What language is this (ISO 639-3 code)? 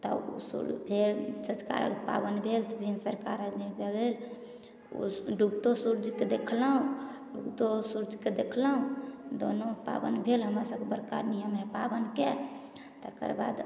mai